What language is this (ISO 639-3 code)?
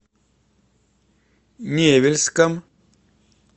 rus